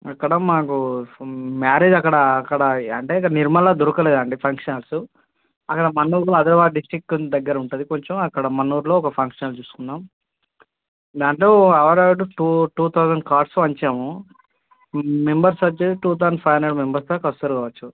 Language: Telugu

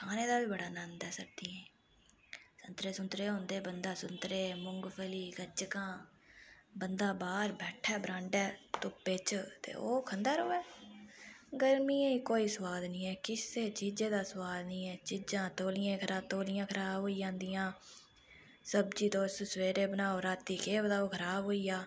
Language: Dogri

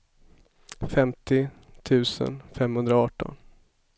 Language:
Swedish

